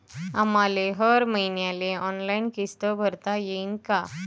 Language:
Marathi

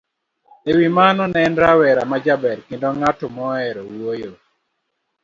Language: Luo (Kenya and Tanzania)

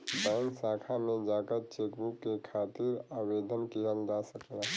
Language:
Bhojpuri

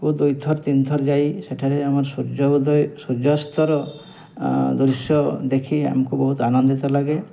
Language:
Odia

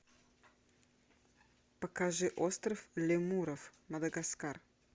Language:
Russian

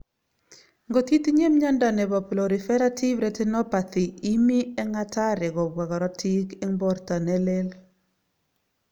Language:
Kalenjin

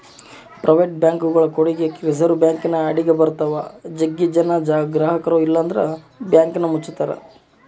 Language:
Kannada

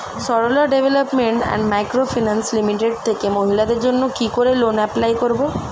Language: Bangla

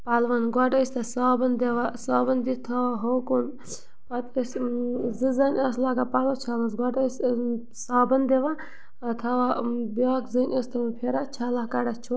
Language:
Kashmiri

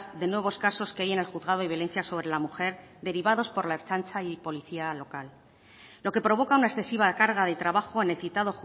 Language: Spanish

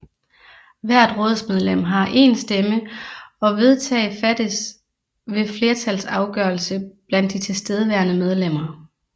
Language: Danish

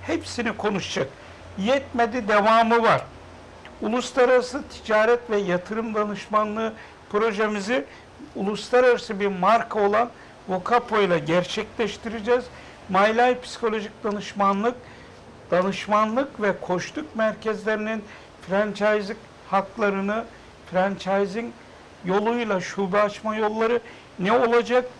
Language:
Turkish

